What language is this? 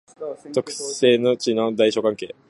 Japanese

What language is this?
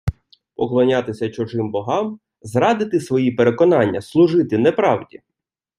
Ukrainian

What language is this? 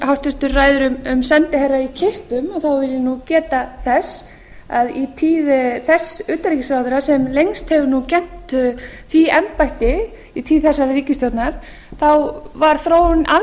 Icelandic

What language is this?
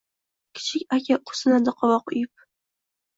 Uzbek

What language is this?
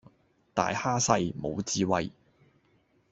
Cantonese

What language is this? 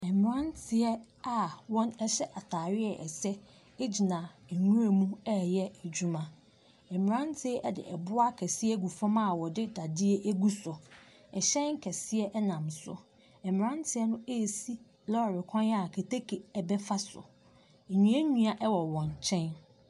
Akan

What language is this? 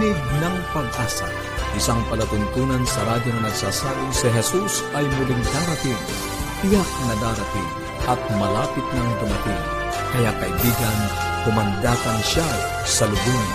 Filipino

